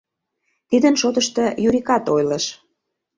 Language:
Mari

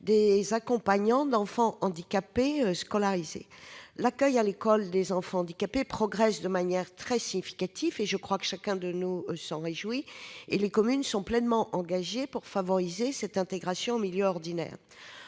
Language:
French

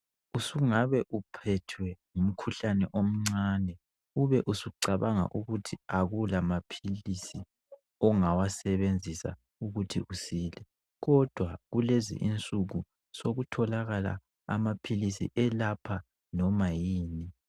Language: North Ndebele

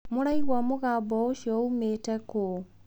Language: Kikuyu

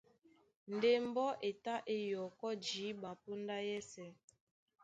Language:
Duala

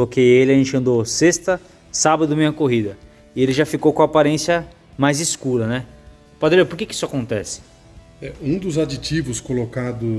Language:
Portuguese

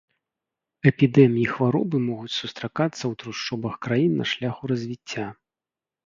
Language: Belarusian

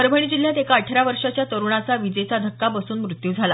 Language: Marathi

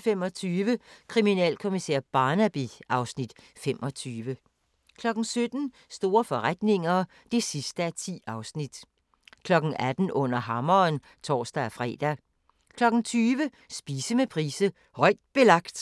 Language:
Danish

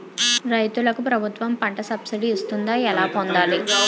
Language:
Telugu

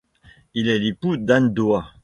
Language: French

